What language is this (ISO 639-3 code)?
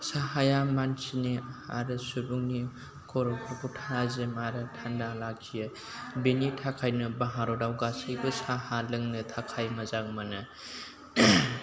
brx